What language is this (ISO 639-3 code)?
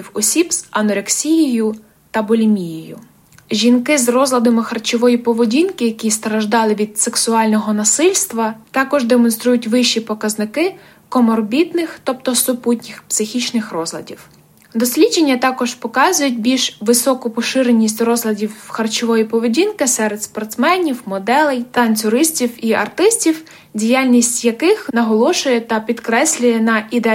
ukr